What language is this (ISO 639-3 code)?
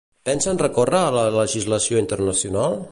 cat